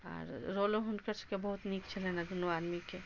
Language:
Maithili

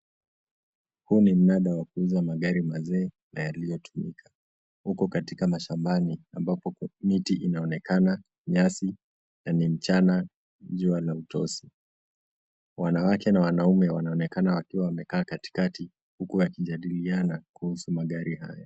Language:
Swahili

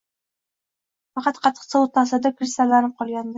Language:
Uzbek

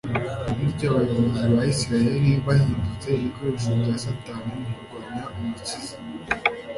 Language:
Kinyarwanda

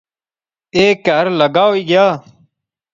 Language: Pahari-Potwari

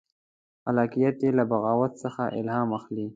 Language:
Pashto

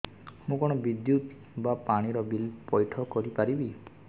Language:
Odia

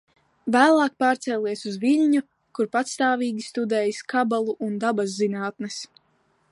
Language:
Latvian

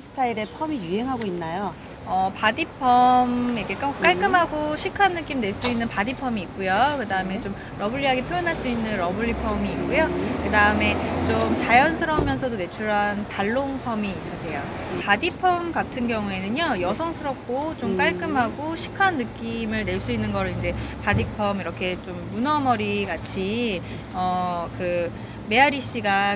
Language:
Korean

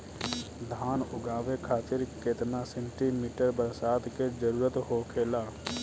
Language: Bhojpuri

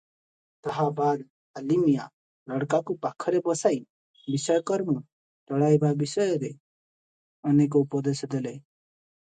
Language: Odia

